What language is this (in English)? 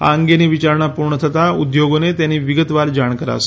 Gujarati